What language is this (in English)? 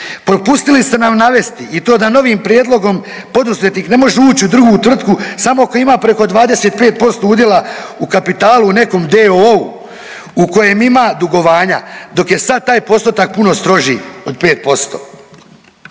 Croatian